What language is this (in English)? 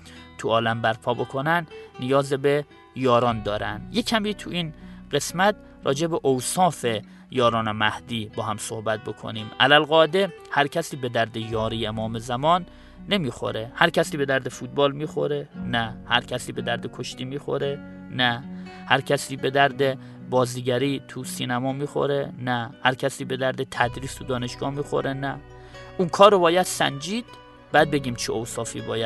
Persian